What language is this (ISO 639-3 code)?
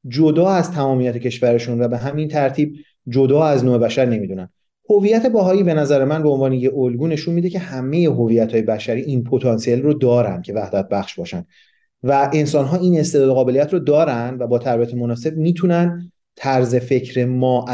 fas